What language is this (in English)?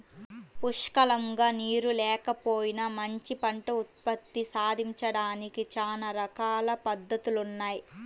Telugu